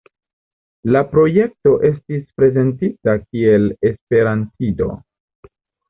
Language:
Esperanto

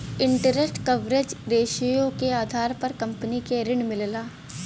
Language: Bhojpuri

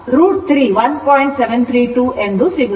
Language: Kannada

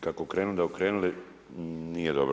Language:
Croatian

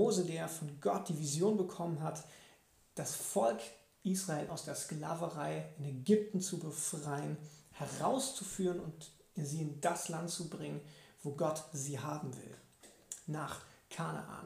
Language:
German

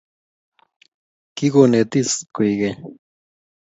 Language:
Kalenjin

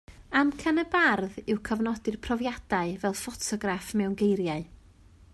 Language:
Welsh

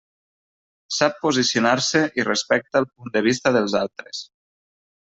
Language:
Catalan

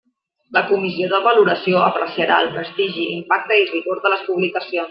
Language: Catalan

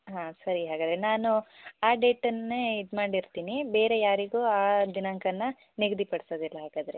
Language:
Kannada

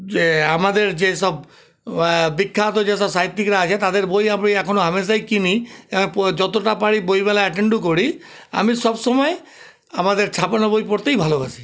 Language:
Bangla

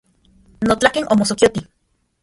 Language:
Central Puebla Nahuatl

